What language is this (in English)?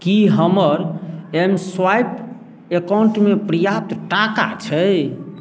Maithili